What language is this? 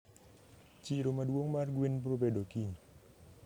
Luo (Kenya and Tanzania)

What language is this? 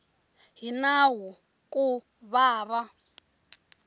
Tsonga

